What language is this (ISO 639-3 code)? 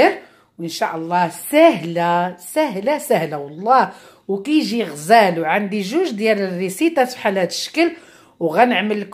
ara